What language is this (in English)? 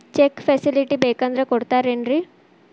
Kannada